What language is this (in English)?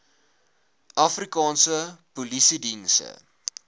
Afrikaans